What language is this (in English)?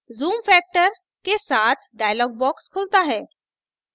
Hindi